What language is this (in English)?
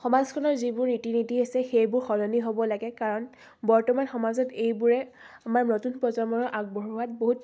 Assamese